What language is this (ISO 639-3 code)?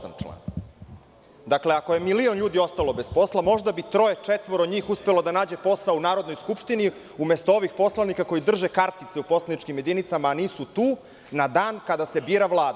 srp